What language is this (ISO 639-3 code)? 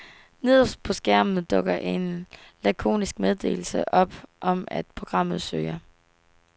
dan